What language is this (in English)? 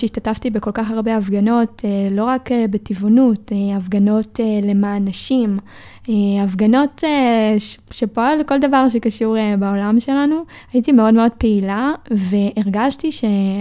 Hebrew